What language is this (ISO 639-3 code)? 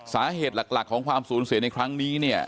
tha